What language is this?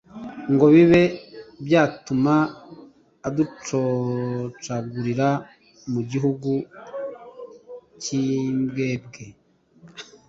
Kinyarwanda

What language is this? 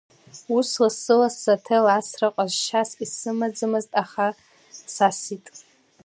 Abkhazian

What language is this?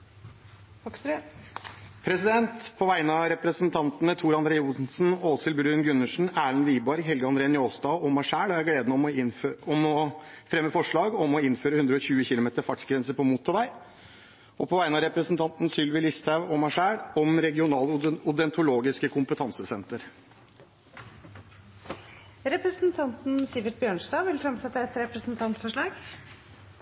Norwegian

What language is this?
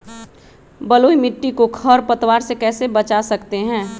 Magahi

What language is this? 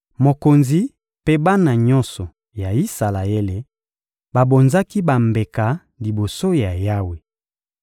Lingala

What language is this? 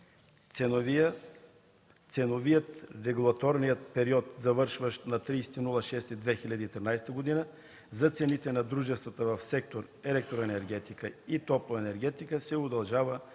Bulgarian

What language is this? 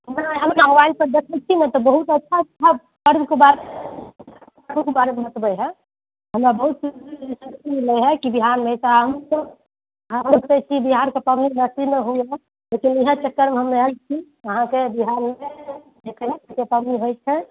Maithili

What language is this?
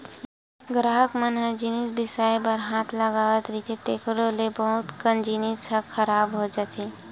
Chhattisgarhi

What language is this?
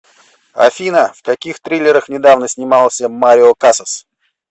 Russian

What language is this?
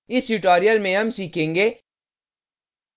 Hindi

